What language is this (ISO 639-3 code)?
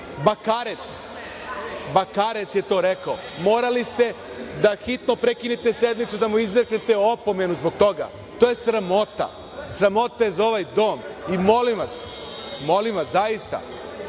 srp